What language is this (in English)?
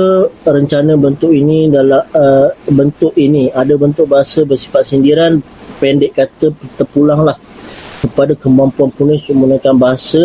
Malay